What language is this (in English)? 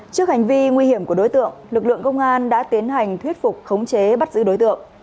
Vietnamese